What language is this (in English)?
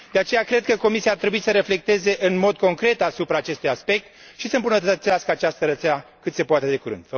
Romanian